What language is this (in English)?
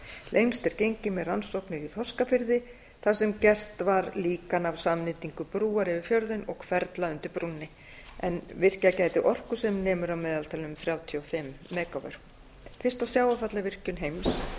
Icelandic